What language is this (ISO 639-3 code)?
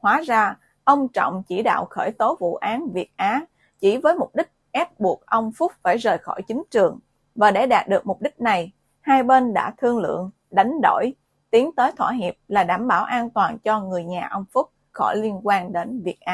vie